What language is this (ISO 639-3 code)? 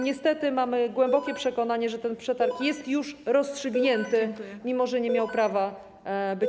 pol